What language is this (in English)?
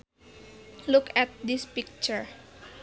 Sundanese